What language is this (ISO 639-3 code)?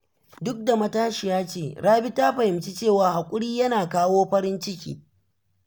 hau